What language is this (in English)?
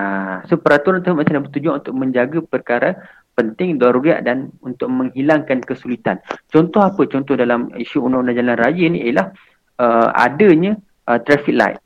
Malay